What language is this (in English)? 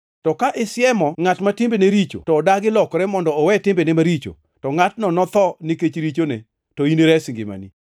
Luo (Kenya and Tanzania)